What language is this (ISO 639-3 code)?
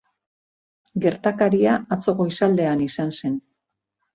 eus